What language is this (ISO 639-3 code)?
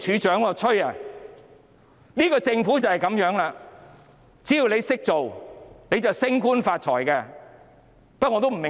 yue